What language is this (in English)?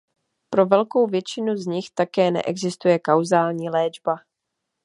Czech